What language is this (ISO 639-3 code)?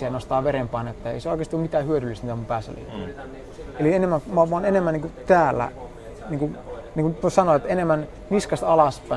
fin